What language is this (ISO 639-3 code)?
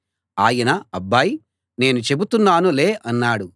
tel